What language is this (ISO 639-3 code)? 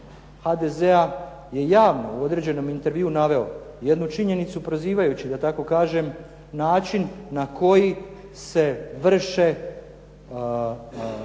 hrv